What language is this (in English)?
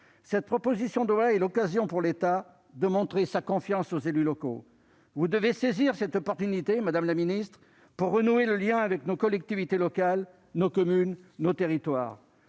French